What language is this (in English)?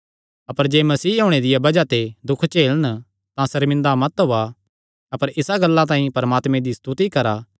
Kangri